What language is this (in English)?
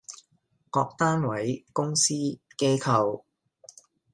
Cantonese